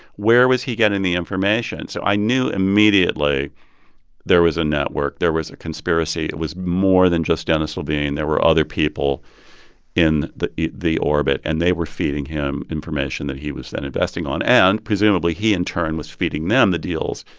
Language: English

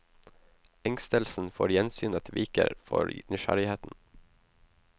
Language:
Norwegian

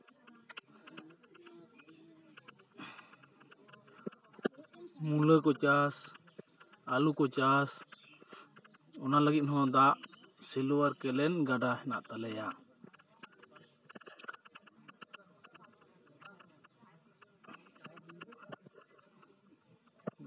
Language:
Santali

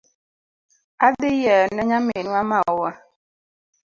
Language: Luo (Kenya and Tanzania)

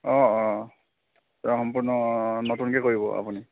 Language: Assamese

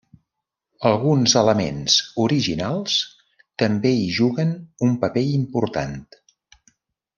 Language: Catalan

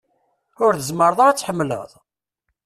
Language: Kabyle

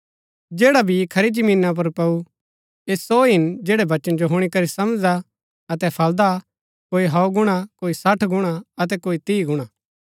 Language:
Gaddi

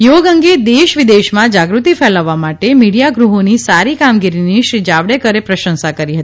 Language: Gujarati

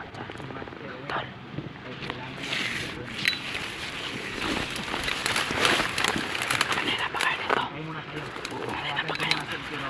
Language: Filipino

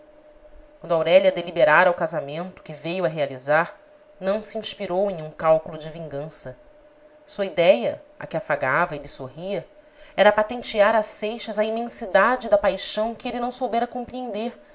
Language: Portuguese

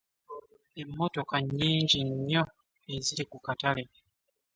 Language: Ganda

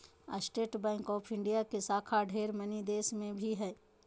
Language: Magahi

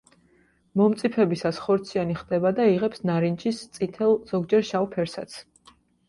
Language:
Georgian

